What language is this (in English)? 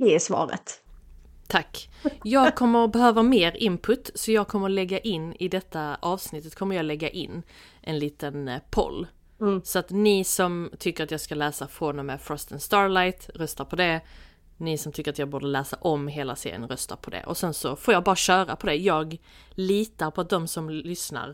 Swedish